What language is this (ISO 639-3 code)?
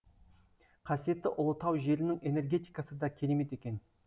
kaz